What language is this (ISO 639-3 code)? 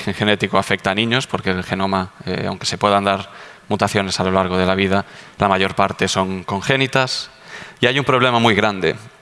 spa